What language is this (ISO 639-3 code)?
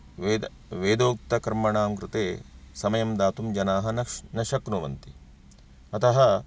san